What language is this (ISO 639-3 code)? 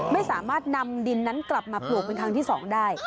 tha